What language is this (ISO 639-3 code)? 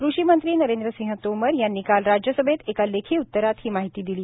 mar